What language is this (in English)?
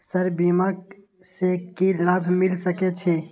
Maithili